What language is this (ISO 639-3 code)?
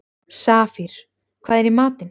isl